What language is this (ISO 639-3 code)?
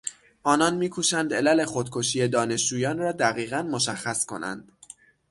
fas